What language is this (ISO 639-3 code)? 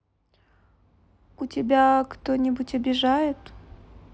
rus